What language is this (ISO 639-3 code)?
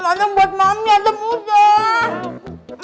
ind